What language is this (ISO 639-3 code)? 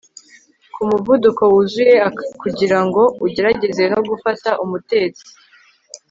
kin